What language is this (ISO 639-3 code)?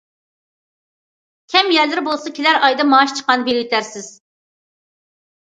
uig